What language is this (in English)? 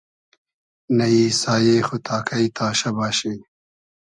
Hazaragi